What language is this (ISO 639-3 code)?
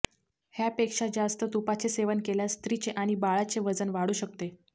mar